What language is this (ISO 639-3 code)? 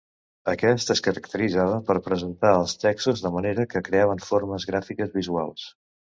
cat